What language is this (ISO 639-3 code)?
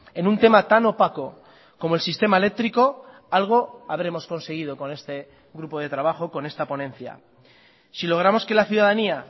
spa